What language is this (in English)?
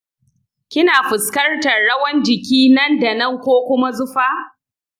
Hausa